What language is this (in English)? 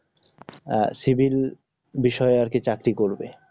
Bangla